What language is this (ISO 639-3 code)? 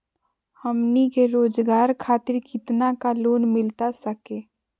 mag